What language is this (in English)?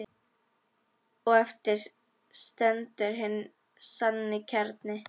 Icelandic